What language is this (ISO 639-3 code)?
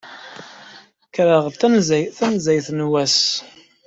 kab